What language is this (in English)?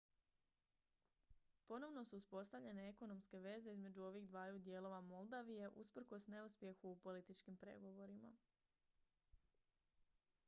Croatian